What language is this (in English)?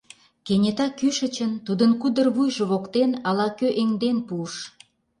Mari